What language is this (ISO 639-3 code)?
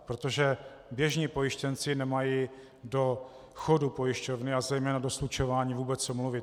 ces